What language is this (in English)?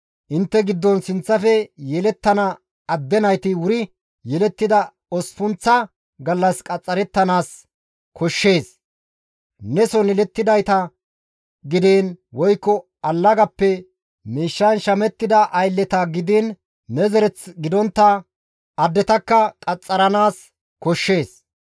Gamo